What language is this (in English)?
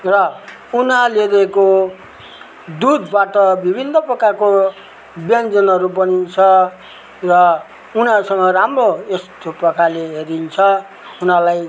Nepali